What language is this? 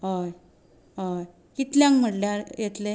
Konkani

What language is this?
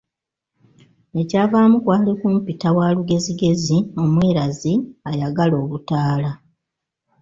Ganda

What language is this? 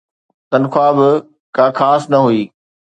Sindhi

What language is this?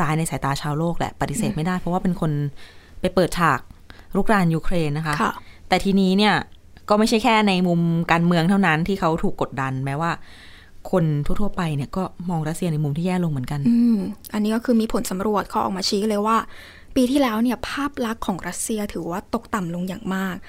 Thai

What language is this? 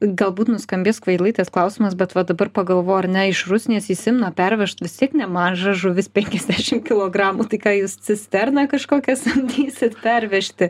Lithuanian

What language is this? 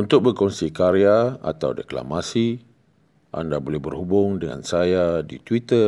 Malay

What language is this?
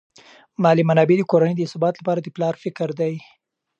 Pashto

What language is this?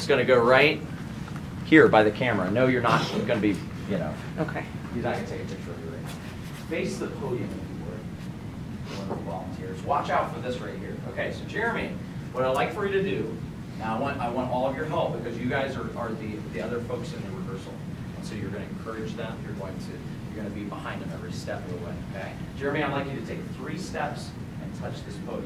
English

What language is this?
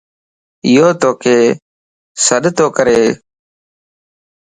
Lasi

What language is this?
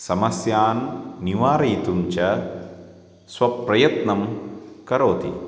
Sanskrit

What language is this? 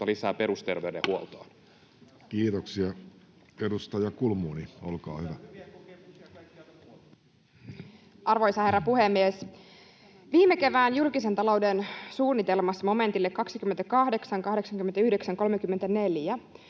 Finnish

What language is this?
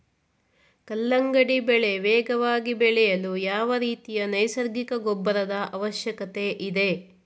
Kannada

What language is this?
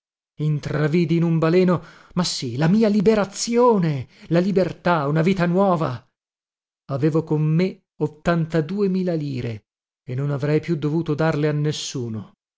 Italian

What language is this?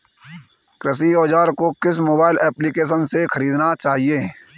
Hindi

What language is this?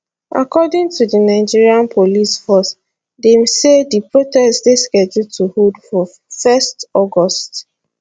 Nigerian Pidgin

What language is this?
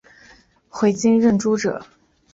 Chinese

